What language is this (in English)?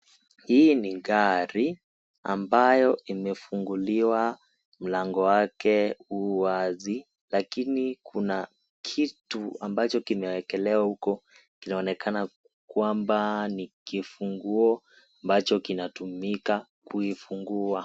Swahili